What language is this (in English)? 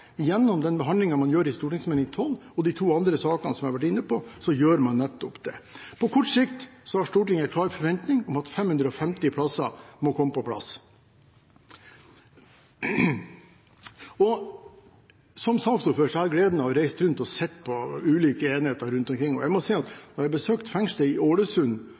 Norwegian Bokmål